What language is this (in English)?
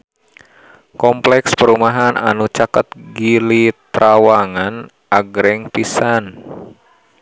Sundanese